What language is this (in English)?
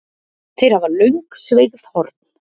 Icelandic